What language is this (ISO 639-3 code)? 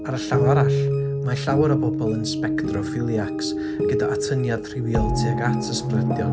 cym